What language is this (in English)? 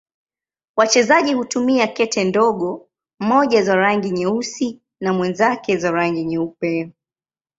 Swahili